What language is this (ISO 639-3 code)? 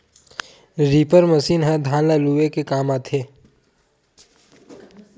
hne